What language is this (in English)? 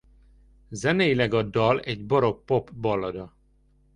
Hungarian